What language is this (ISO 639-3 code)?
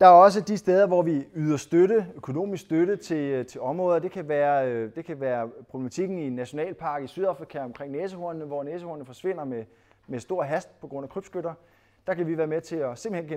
dan